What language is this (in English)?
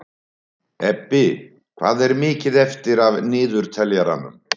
Icelandic